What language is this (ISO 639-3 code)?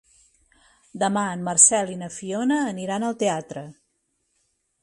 cat